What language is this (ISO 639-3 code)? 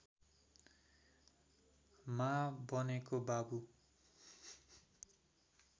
nep